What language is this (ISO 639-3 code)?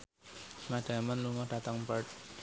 jav